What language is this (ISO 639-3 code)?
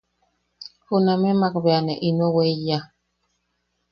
yaq